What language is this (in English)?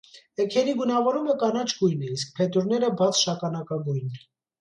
Armenian